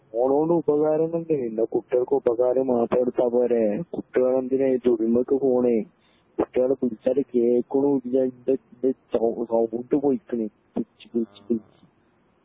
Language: Malayalam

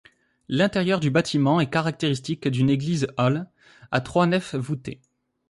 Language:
French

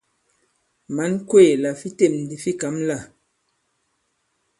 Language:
Bankon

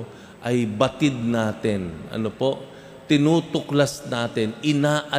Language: Filipino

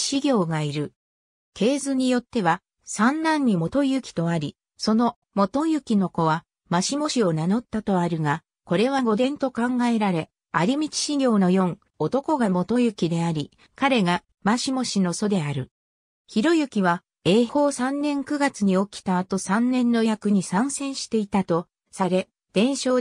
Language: Japanese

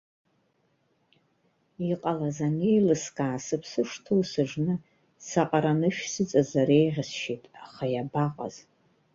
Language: Abkhazian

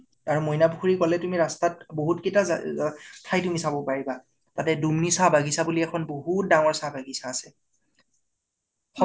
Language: Assamese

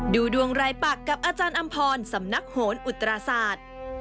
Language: Thai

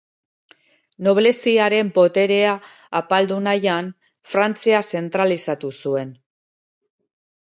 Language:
Basque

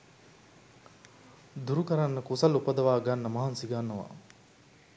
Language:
Sinhala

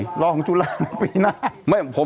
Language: Thai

